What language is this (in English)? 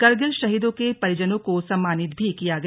Hindi